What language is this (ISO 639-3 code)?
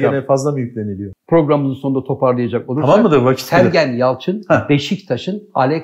tur